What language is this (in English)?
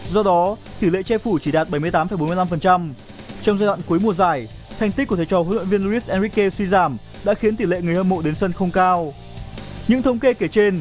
Vietnamese